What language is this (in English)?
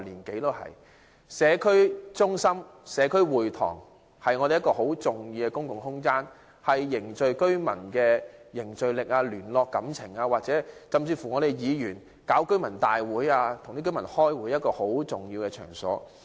Cantonese